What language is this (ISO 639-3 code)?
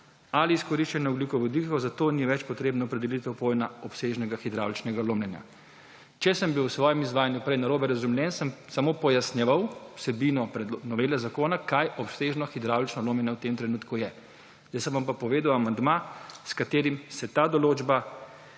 slv